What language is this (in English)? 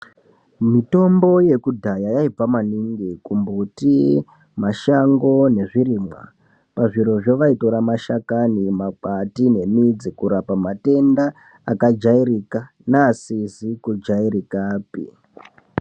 Ndau